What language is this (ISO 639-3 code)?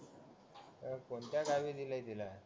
mar